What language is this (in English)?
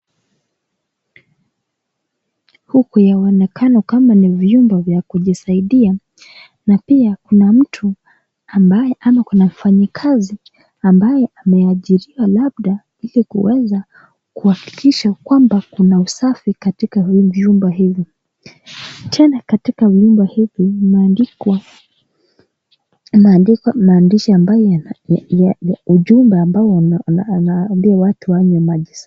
Swahili